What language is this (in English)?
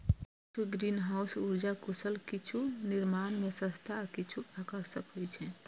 Maithili